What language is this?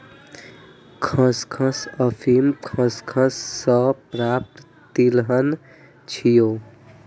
Maithili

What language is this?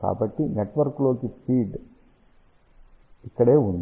Telugu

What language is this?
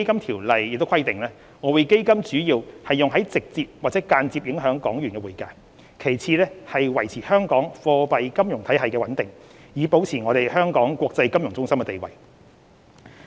Cantonese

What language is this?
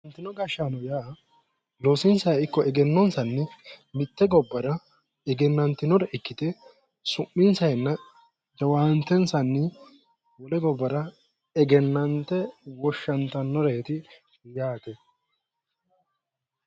Sidamo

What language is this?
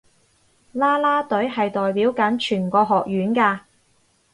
Cantonese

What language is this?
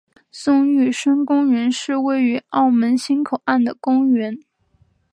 Chinese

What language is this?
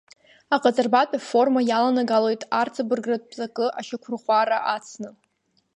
Abkhazian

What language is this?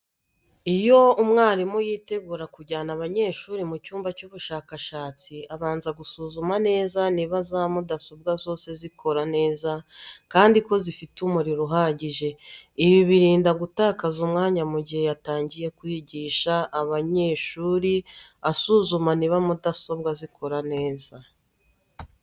Kinyarwanda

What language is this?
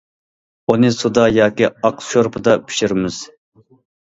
Uyghur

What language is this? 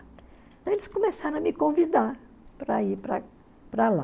Portuguese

